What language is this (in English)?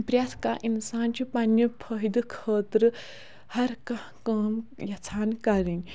Kashmiri